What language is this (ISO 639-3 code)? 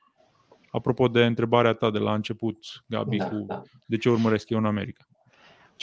ron